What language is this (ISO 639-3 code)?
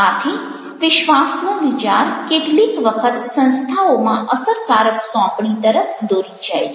guj